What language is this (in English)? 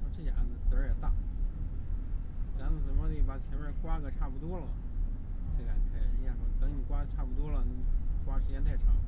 Chinese